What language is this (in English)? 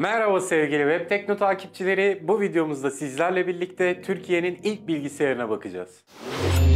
Turkish